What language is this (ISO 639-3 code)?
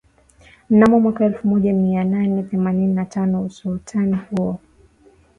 swa